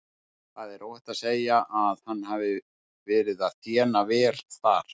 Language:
Icelandic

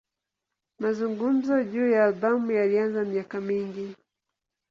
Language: Swahili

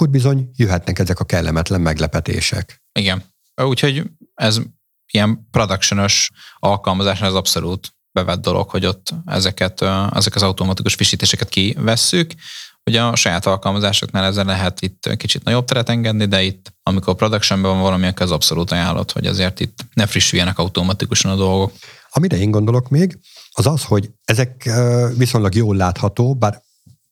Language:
Hungarian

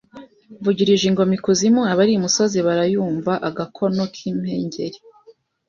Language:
Kinyarwanda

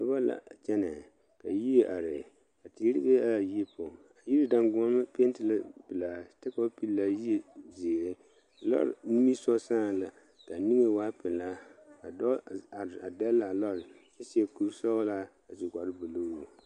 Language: Southern Dagaare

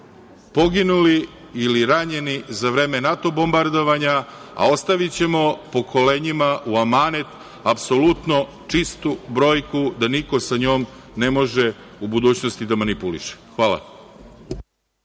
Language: Serbian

